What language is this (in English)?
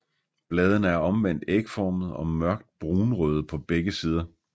Danish